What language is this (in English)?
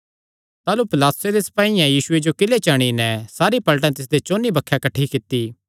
Kangri